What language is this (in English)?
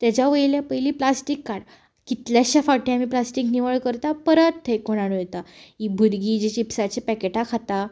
Konkani